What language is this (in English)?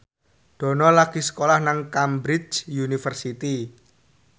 Javanese